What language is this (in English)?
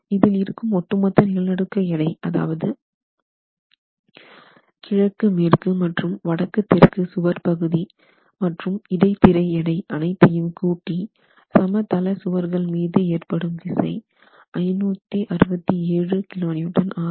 Tamil